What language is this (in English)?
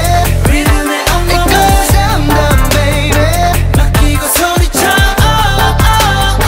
Vietnamese